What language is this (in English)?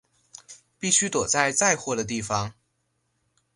Chinese